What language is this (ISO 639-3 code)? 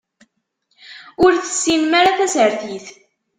kab